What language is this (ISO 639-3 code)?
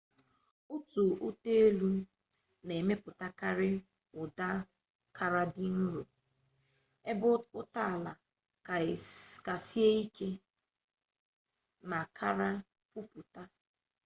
ibo